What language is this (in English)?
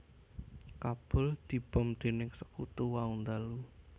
Javanese